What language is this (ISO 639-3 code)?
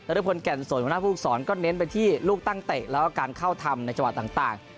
tha